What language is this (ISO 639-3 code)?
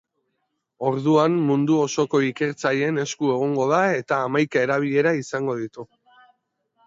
eus